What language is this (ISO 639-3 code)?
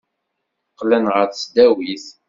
kab